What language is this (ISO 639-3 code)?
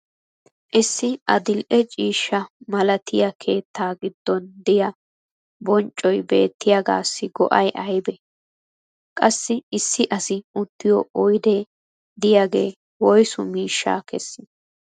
wal